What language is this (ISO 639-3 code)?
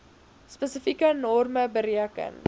afr